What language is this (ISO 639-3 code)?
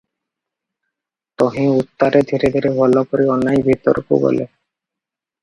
ori